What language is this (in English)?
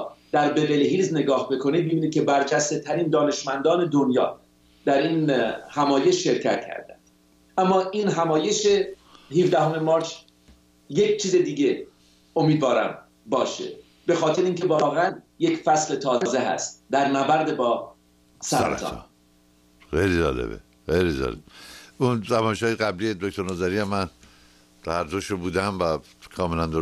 Persian